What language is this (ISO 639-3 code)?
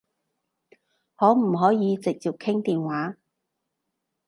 yue